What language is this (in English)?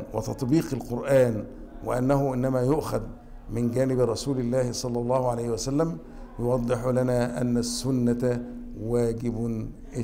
Arabic